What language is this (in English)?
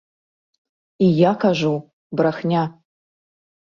Belarusian